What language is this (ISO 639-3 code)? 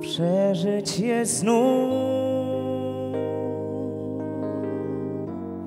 pol